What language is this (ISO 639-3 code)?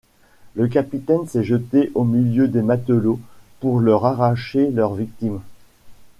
fra